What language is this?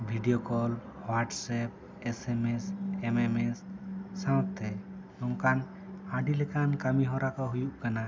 Santali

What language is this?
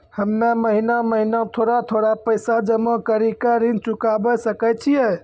Maithili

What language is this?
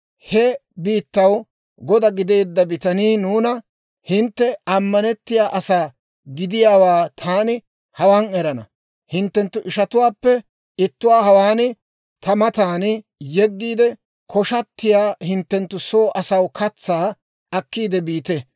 Dawro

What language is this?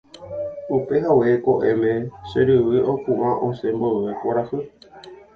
Guarani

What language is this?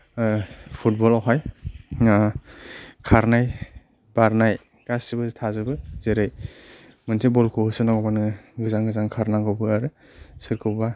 Bodo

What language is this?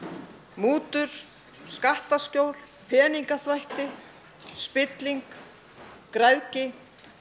Icelandic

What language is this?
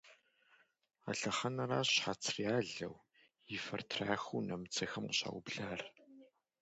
Kabardian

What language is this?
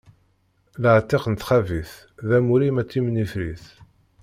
Kabyle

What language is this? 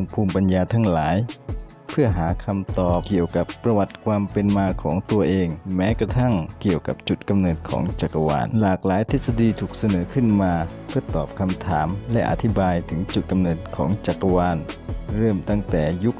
Thai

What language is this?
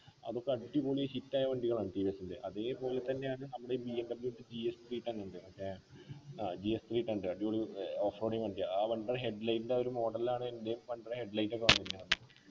Malayalam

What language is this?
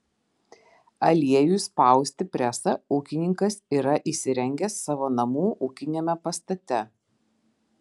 Lithuanian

